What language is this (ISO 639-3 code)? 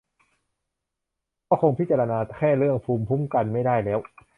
tha